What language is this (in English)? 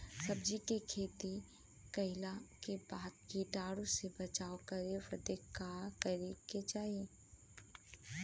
Bhojpuri